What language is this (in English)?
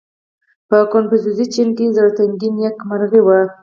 Pashto